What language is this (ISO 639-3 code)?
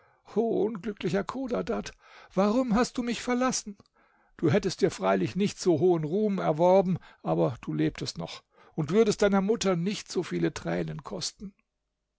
deu